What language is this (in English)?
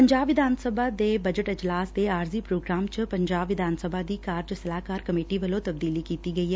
Punjabi